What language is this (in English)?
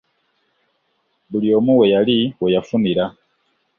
Ganda